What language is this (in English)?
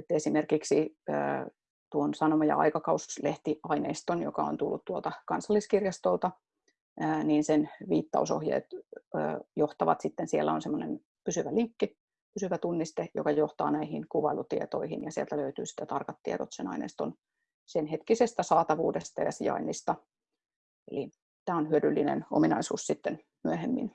Finnish